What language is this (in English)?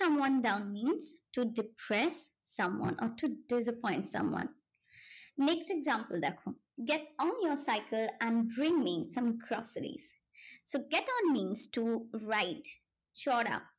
Bangla